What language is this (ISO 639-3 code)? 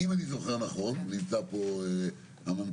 heb